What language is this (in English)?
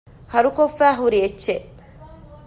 Divehi